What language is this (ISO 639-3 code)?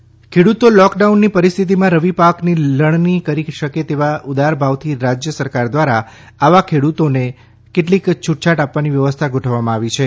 guj